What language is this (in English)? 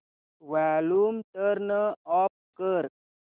Marathi